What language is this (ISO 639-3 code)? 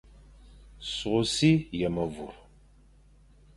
fan